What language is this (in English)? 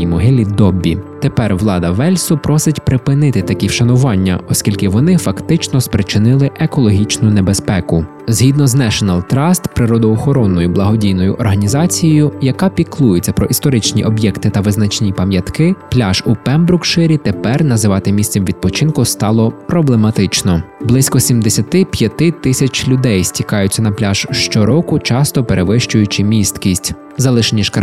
Ukrainian